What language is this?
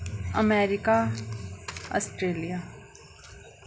Dogri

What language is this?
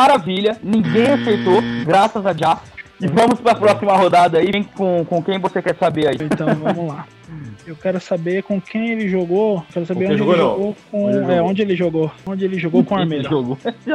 Portuguese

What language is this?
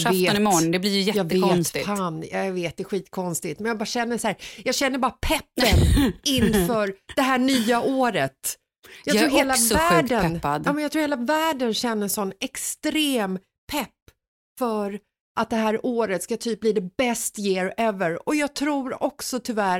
Swedish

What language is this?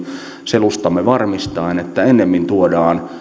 Finnish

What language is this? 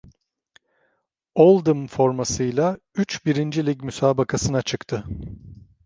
Turkish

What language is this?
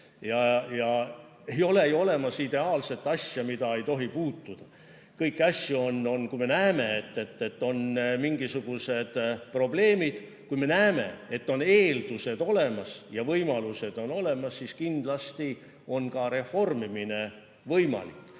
Estonian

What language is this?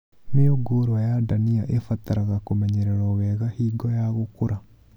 Kikuyu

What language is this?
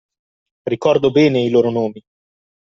Italian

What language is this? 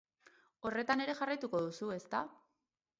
Basque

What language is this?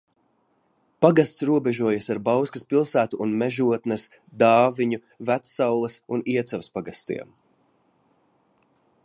Latvian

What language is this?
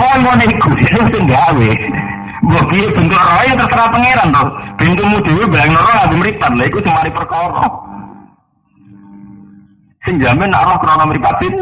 Indonesian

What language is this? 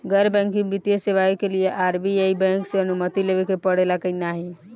Bhojpuri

